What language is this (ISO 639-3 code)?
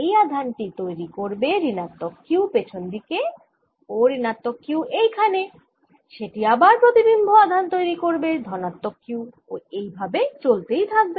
ben